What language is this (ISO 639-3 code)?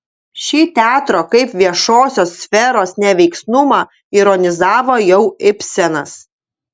lit